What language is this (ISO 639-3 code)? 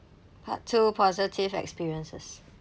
eng